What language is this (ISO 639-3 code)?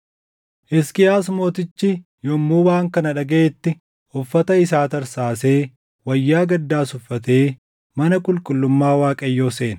orm